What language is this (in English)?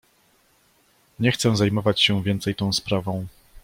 Polish